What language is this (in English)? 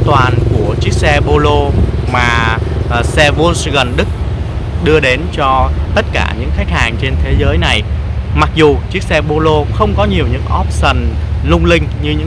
Vietnamese